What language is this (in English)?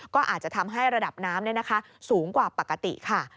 Thai